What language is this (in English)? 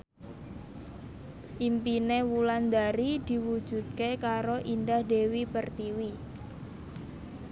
Javanese